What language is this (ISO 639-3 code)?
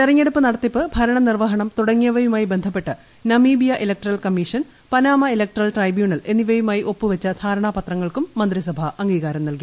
mal